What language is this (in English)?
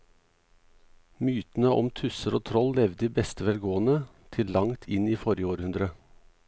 Norwegian